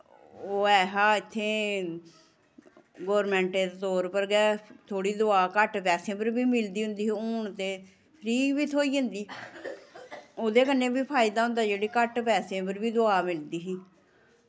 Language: Dogri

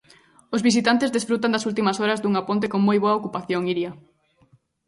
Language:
Galician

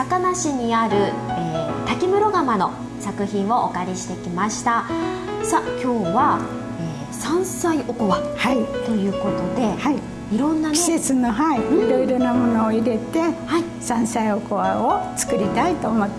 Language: Japanese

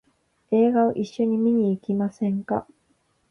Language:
Japanese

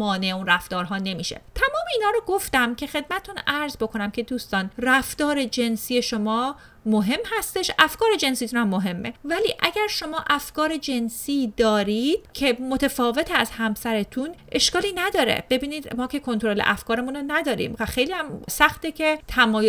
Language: Persian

